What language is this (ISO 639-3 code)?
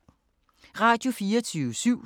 dan